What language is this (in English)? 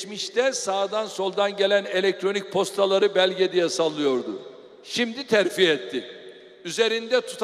Turkish